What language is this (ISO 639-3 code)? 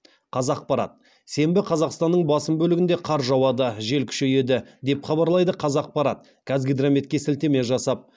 kaz